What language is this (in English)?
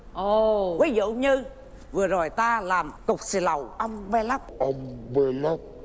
Vietnamese